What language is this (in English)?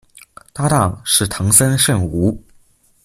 Chinese